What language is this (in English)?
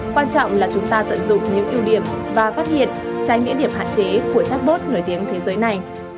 Vietnamese